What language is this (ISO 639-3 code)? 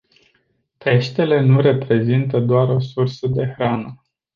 ron